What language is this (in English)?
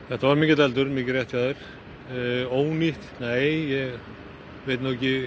Icelandic